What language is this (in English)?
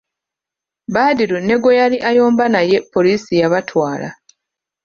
Ganda